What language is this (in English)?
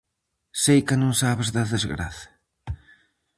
Galician